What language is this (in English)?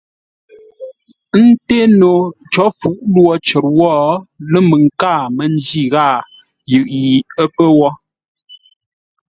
Ngombale